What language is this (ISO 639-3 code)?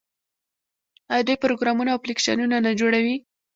pus